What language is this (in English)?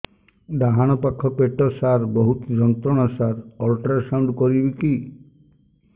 Odia